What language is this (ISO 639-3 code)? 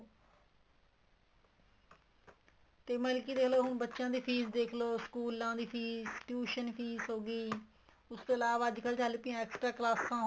pan